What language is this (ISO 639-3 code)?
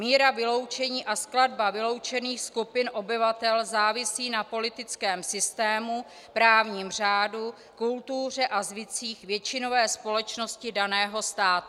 ces